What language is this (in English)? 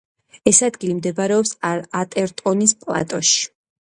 Georgian